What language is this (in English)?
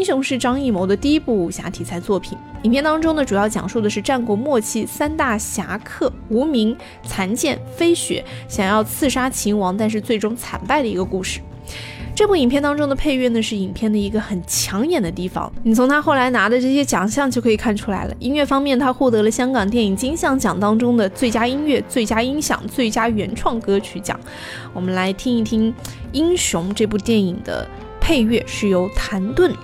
Chinese